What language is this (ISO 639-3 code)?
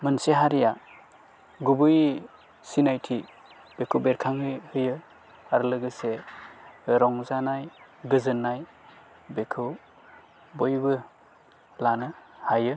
brx